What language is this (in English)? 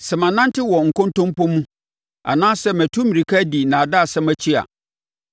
Akan